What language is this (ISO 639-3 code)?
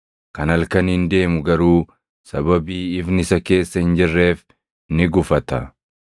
orm